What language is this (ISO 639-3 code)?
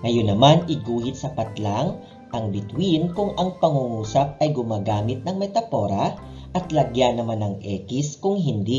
fil